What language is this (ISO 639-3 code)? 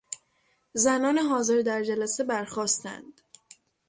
fas